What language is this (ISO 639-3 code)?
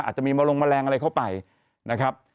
tha